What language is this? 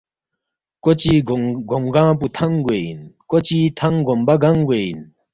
Balti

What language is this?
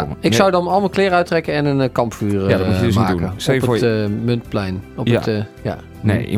Dutch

